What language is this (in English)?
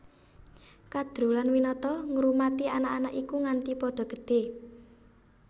Javanese